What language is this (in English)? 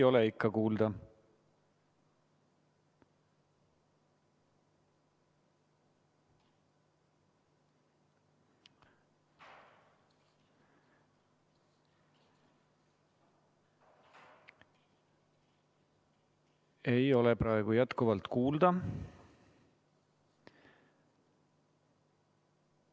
Estonian